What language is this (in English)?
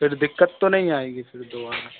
Hindi